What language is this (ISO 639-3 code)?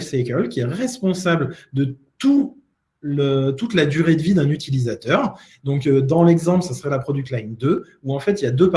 fra